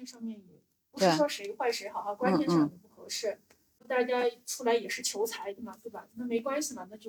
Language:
Chinese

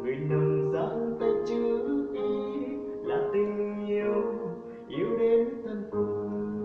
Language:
English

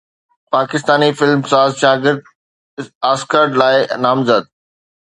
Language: Sindhi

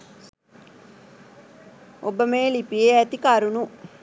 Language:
Sinhala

